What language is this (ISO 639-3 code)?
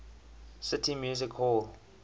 eng